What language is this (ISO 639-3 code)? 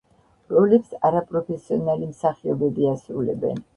kat